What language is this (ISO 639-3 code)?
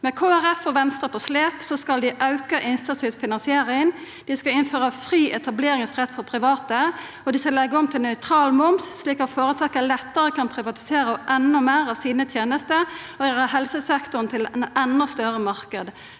nor